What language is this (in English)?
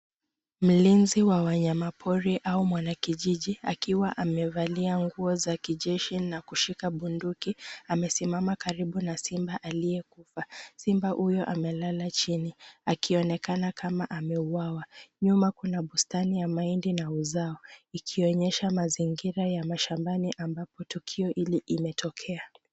Swahili